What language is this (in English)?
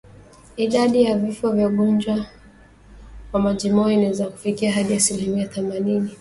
Swahili